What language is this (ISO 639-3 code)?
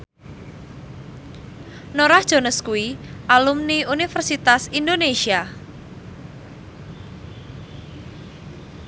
jav